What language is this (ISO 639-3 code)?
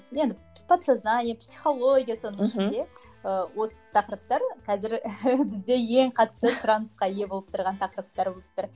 kaz